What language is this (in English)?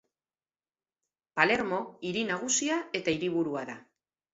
Basque